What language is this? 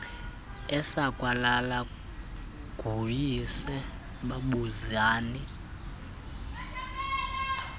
Xhosa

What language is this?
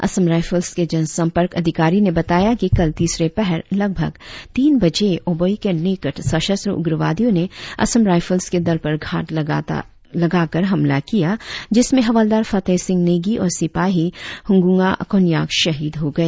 Hindi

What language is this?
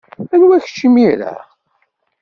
Kabyle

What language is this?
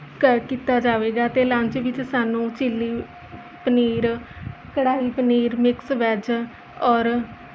Punjabi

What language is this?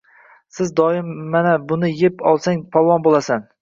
Uzbek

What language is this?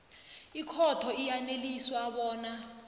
South Ndebele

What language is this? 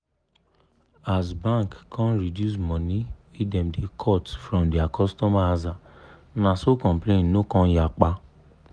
Nigerian Pidgin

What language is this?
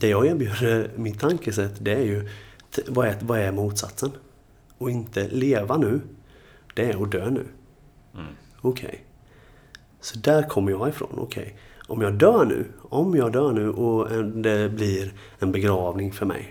Swedish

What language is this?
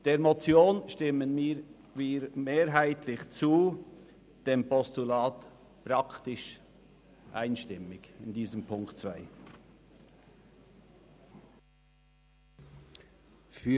Swiss German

